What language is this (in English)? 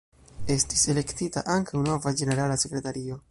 Esperanto